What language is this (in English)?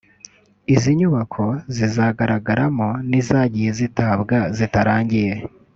Kinyarwanda